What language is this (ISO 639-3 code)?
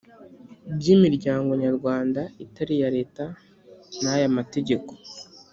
kin